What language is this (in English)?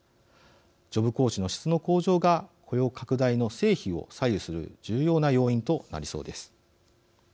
Japanese